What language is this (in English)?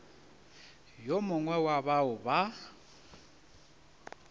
Northern Sotho